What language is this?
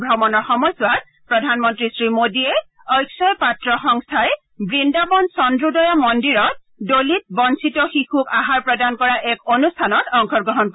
Assamese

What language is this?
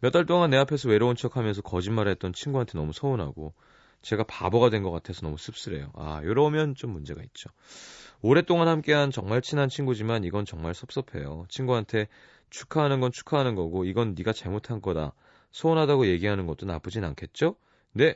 Korean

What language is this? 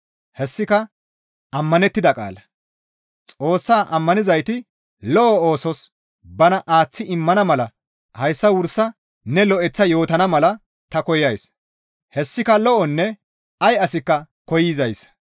Gamo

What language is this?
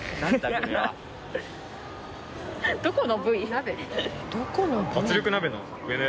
Japanese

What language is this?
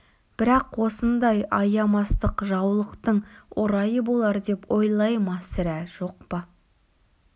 Kazakh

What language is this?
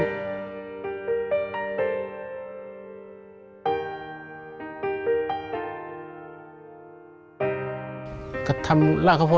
Thai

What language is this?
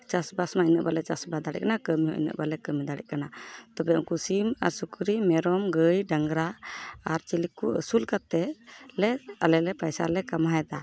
Santali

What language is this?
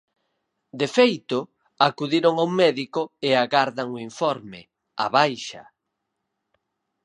Galician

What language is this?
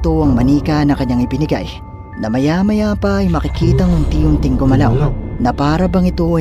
Filipino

